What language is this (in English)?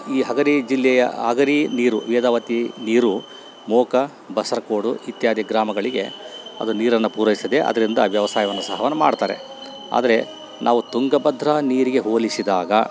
Kannada